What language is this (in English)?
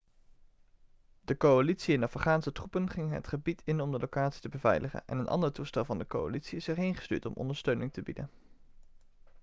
Dutch